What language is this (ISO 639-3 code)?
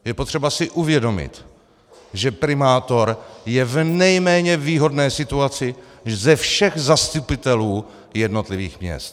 ces